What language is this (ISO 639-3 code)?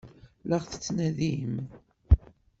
kab